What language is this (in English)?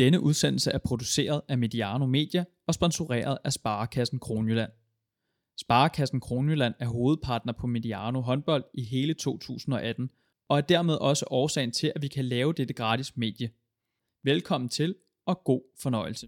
Danish